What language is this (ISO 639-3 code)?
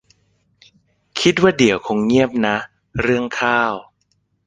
tha